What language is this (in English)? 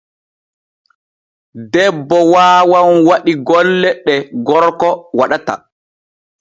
Borgu Fulfulde